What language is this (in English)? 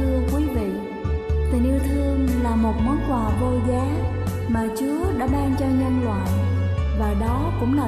Vietnamese